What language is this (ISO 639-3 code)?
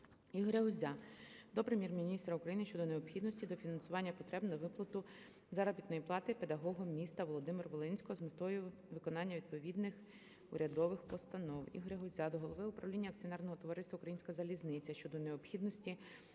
ukr